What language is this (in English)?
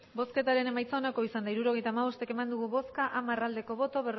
Basque